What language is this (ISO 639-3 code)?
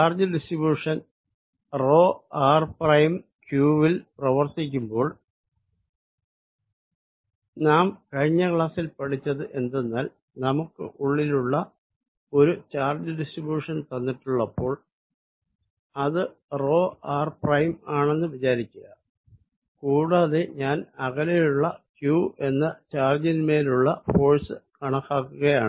mal